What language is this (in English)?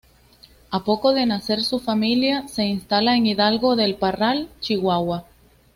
Spanish